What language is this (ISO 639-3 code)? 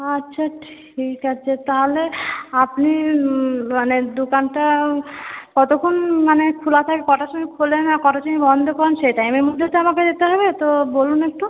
ben